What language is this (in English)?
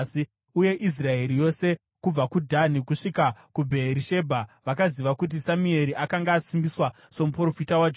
Shona